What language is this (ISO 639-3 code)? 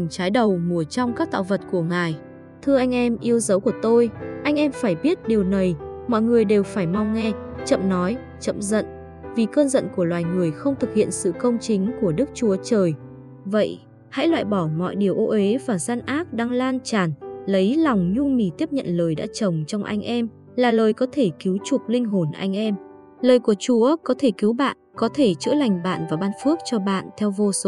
vie